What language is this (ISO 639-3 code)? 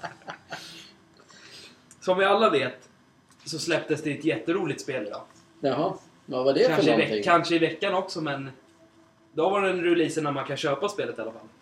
swe